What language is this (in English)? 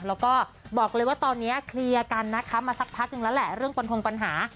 Thai